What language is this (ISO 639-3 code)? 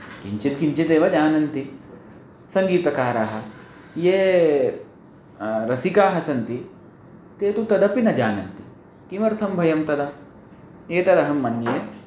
san